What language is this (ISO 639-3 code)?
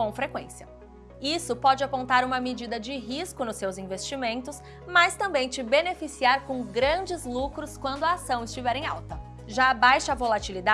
por